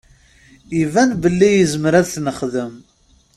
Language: Kabyle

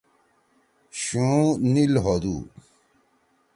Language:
Torwali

